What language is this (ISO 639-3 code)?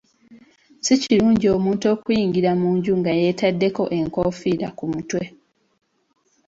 lug